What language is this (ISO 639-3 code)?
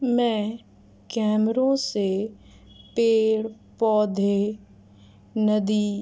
urd